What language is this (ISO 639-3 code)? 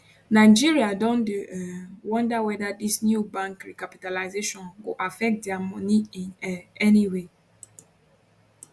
pcm